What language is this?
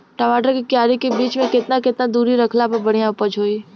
Bhojpuri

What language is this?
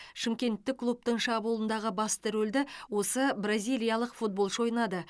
Kazakh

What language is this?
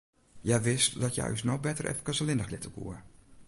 Western Frisian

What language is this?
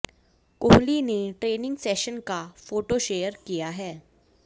Hindi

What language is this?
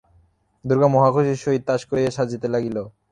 Bangla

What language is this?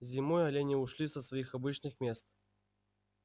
Russian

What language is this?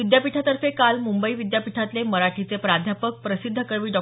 Marathi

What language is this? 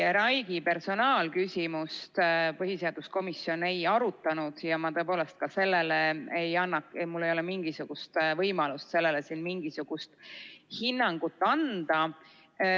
Estonian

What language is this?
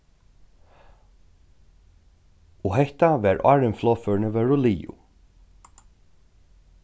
Faroese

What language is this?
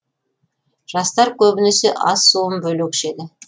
Kazakh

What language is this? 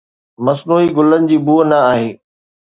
Sindhi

